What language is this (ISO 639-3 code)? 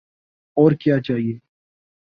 urd